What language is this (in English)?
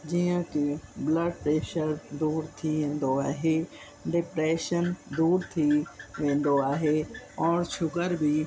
Sindhi